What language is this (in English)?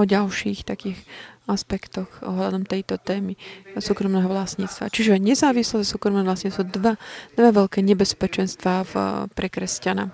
Slovak